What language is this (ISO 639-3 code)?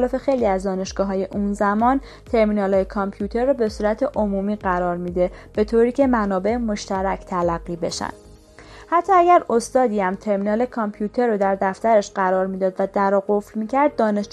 fas